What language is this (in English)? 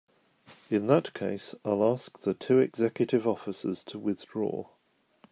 English